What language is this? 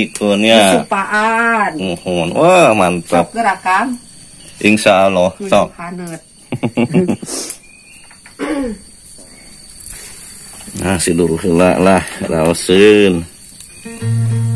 Indonesian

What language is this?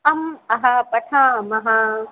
Sanskrit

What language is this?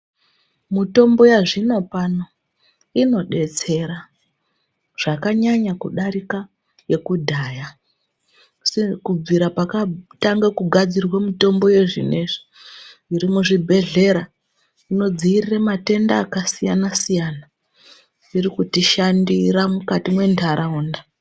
Ndau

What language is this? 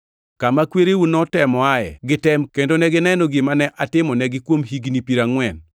Luo (Kenya and Tanzania)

